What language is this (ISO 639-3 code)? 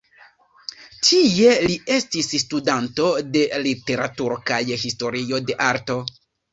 epo